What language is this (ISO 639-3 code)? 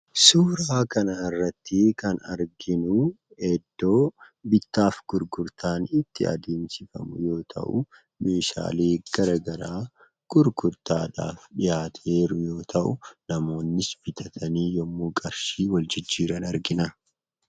orm